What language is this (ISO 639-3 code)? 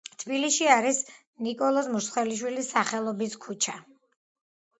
kat